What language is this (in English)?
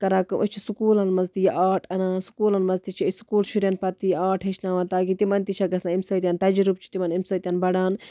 Kashmiri